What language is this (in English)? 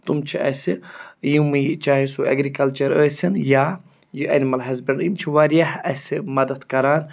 Kashmiri